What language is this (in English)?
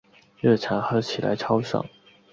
Chinese